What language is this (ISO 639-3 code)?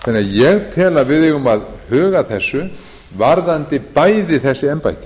isl